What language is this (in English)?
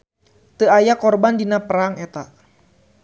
Sundanese